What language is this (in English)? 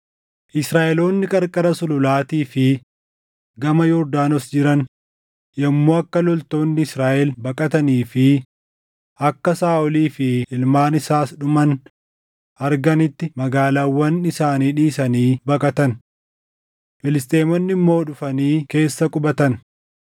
Oromo